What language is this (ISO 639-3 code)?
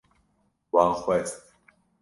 kur